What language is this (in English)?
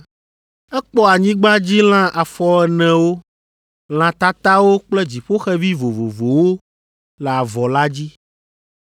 Ewe